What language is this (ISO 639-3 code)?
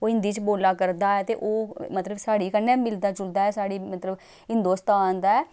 doi